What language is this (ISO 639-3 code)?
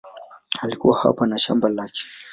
swa